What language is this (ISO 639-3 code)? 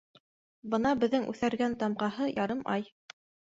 bak